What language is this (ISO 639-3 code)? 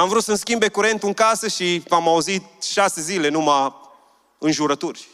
ron